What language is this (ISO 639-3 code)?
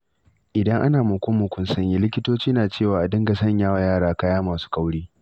hau